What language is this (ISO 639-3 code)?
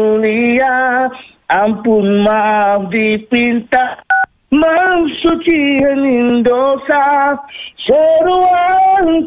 msa